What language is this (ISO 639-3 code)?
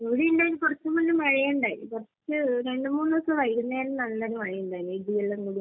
mal